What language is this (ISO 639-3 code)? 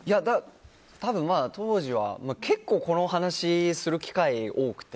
jpn